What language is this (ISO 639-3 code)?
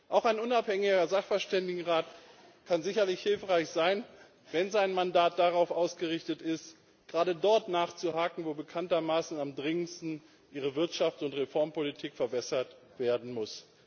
deu